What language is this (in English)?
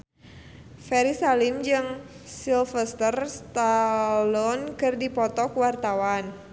Sundanese